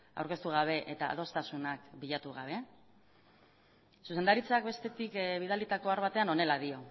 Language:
Basque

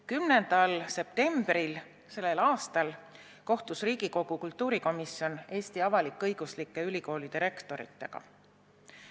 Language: Estonian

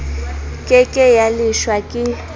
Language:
Southern Sotho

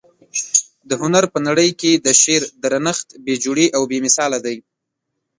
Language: Pashto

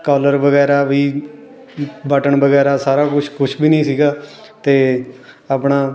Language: Punjabi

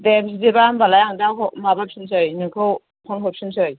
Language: Bodo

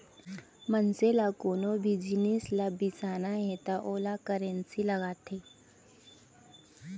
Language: Chhattisgarhi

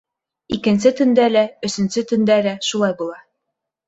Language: Bashkir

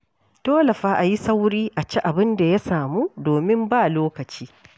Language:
Hausa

